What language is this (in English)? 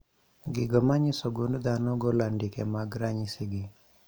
Luo (Kenya and Tanzania)